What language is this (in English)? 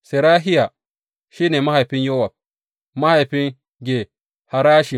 Hausa